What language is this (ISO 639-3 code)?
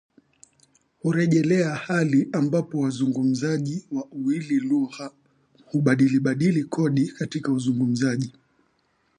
swa